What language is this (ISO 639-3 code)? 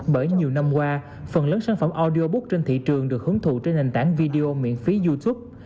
vie